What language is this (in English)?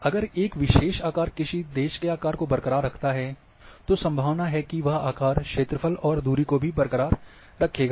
Hindi